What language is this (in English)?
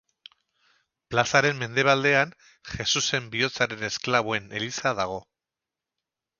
Basque